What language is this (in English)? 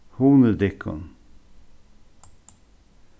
Faroese